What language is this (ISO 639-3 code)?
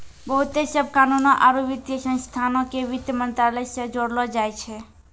mai